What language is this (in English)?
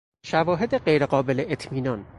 Persian